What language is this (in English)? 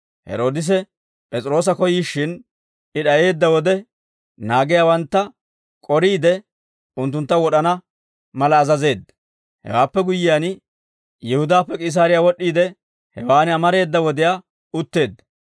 Dawro